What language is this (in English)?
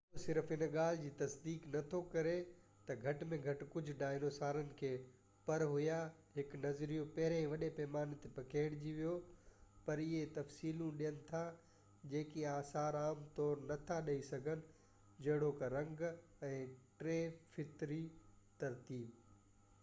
Sindhi